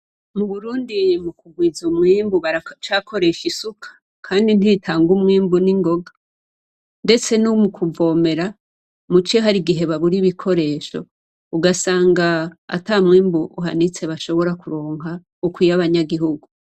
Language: Rundi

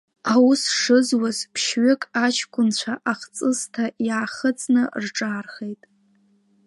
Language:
Abkhazian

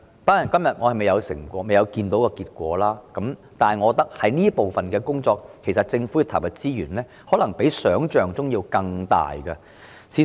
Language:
Cantonese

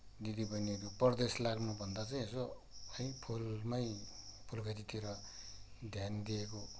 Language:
Nepali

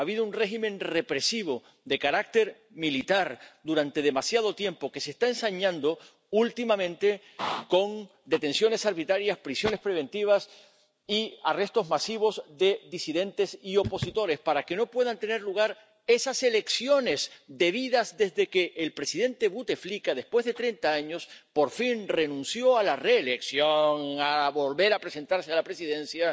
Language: Spanish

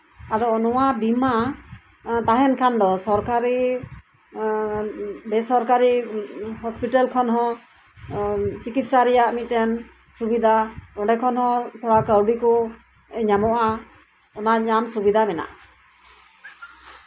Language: Santali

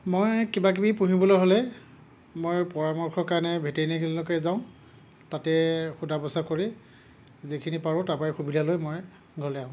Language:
Assamese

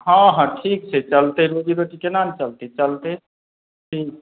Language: Maithili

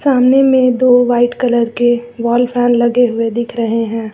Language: Hindi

